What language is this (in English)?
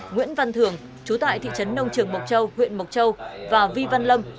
Vietnamese